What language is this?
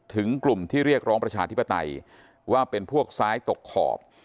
Thai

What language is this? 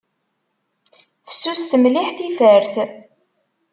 Kabyle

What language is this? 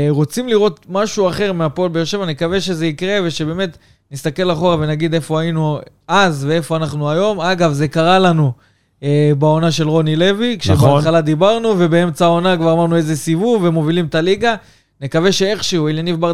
Hebrew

